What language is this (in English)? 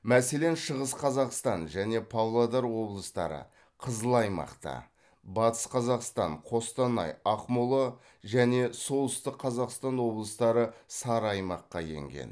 Kazakh